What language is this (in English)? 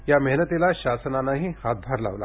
Marathi